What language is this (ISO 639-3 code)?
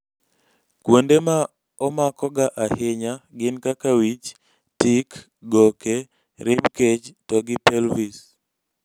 luo